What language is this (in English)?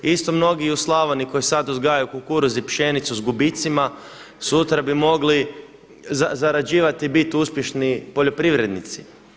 Croatian